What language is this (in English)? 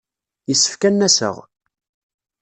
Kabyle